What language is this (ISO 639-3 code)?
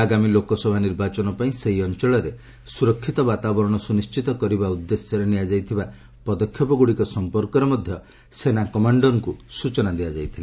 ori